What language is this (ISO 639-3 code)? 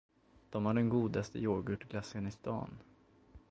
swe